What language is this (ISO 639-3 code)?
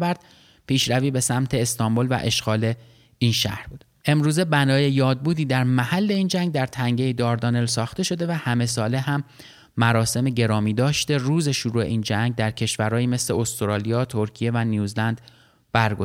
fas